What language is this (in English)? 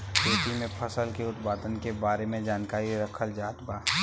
Bhojpuri